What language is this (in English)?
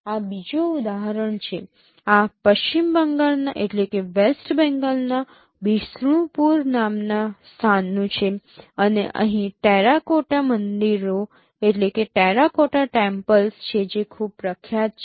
Gujarati